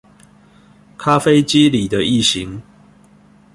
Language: Chinese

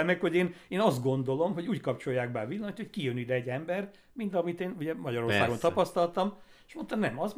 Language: Hungarian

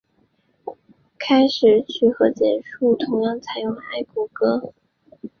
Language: Chinese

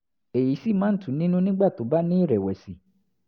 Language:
Yoruba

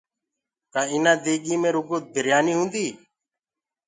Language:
Gurgula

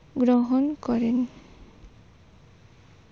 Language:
Bangla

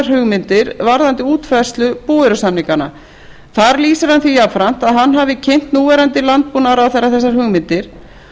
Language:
Icelandic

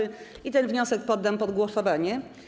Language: Polish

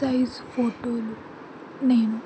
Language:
Telugu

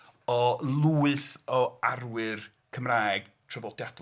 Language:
Welsh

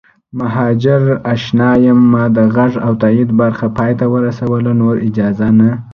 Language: Pashto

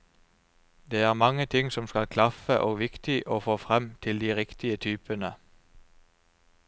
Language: Norwegian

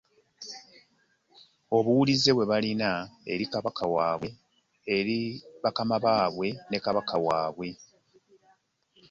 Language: Ganda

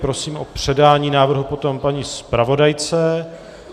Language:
Czech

